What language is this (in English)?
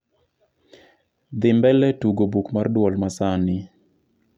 Luo (Kenya and Tanzania)